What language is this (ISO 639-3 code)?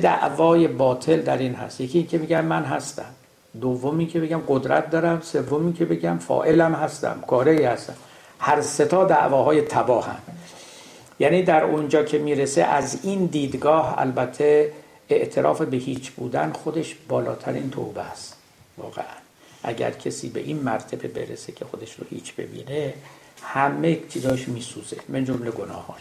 fas